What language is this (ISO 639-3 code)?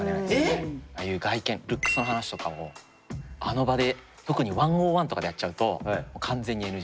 jpn